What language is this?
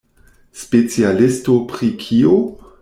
Esperanto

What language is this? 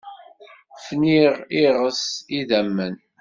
Kabyle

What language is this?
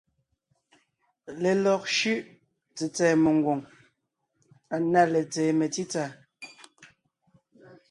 Ngiemboon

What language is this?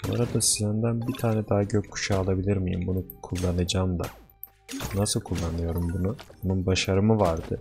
Turkish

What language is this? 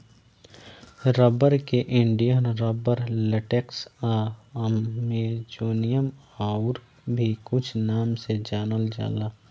Bhojpuri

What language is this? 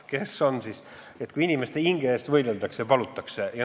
Estonian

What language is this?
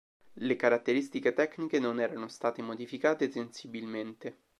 Italian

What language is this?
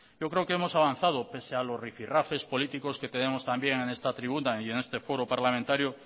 Spanish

